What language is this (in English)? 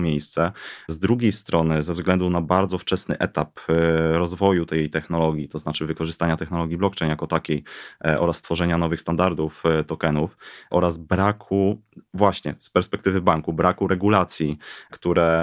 Polish